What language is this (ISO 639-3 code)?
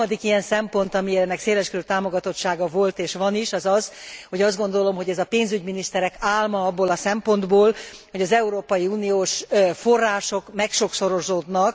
hun